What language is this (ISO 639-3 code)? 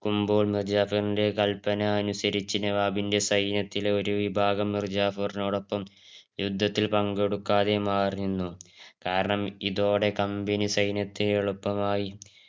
mal